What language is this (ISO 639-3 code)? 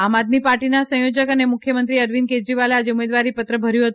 guj